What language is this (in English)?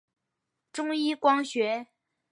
Chinese